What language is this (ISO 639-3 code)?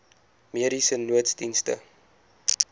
afr